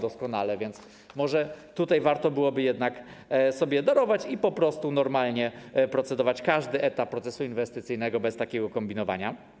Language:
Polish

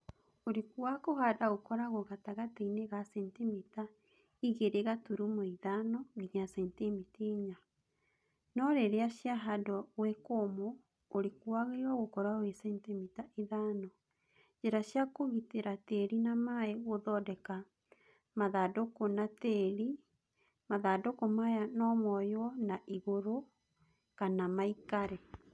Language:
Kikuyu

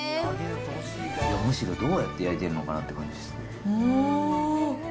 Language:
Japanese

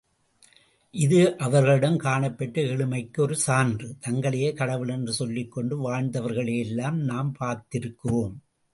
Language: Tamil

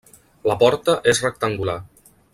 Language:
Catalan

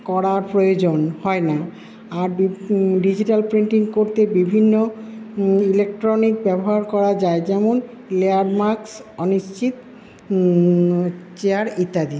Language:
Bangla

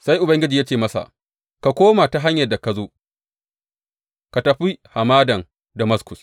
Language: Hausa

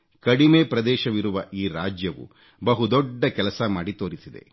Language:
Kannada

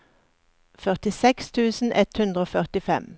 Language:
Norwegian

